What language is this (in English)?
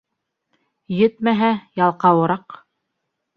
Bashkir